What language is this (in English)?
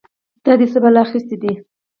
Pashto